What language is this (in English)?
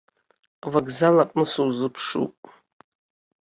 Abkhazian